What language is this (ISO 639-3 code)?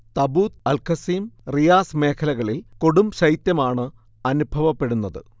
mal